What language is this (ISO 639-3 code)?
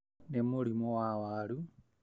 kik